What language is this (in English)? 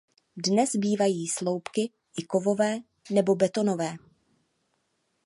Czech